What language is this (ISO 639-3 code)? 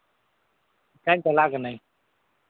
sat